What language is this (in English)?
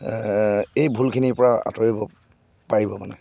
Assamese